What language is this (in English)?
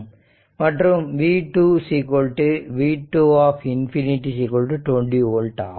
Tamil